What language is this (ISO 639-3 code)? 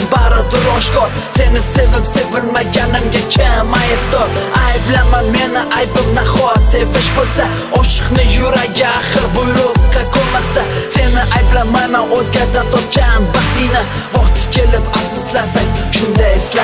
ara